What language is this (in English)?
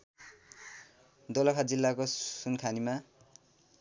Nepali